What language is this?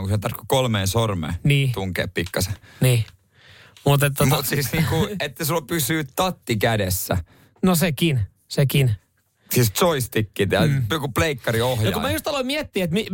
Finnish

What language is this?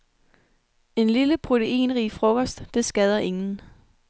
Danish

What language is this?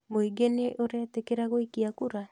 Kikuyu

